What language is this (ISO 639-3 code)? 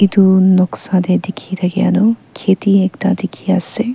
nag